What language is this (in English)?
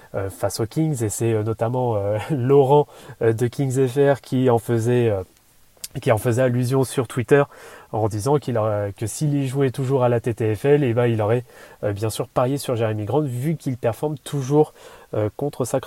French